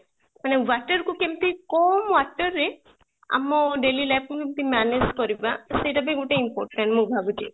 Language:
Odia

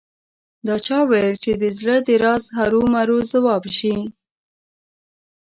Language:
Pashto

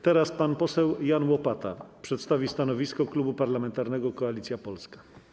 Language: Polish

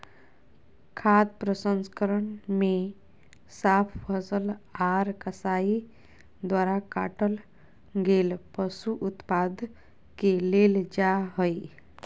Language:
Magahi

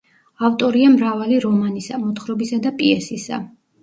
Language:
Georgian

